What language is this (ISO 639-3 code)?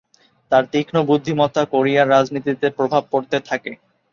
ben